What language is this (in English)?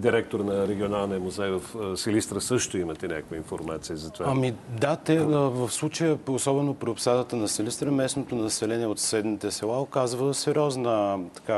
Bulgarian